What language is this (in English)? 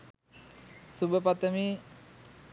Sinhala